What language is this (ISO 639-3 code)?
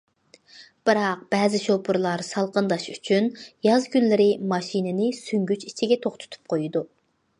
uig